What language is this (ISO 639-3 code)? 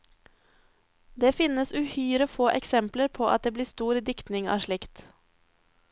nor